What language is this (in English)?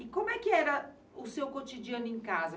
Portuguese